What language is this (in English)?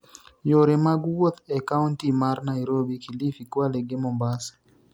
Luo (Kenya and Tanzania)